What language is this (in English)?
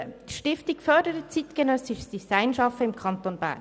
Swiss German